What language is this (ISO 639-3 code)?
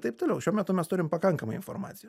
lit